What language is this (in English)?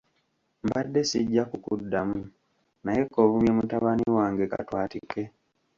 Ganda